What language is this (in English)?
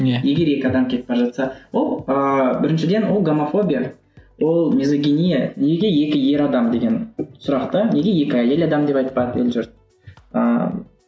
Kazakh